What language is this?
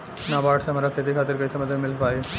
Bhojpuri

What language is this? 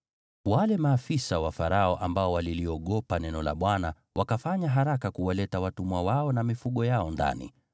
Swahili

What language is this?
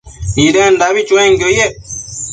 Matsés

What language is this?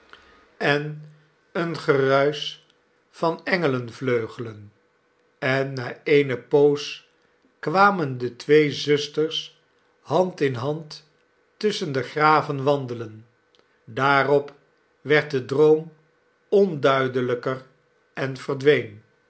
Dutch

